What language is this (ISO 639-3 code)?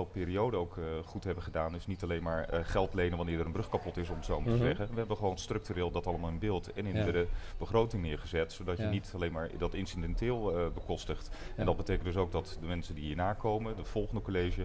nld